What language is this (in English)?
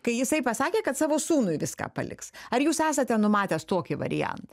Lithuanian